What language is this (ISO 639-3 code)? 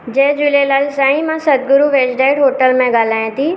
snd